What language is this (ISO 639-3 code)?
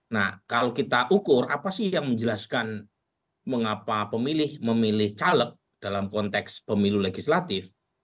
ind